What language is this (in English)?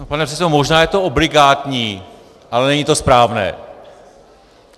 Czech